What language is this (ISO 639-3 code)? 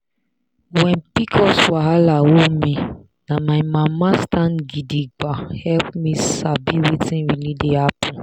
pcm